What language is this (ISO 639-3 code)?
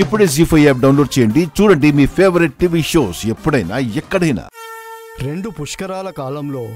tel